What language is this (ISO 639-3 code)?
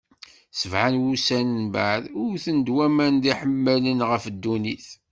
kab